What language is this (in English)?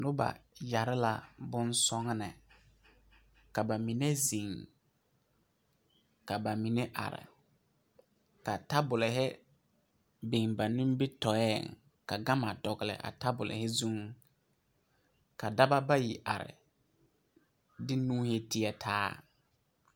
Southern Dagaare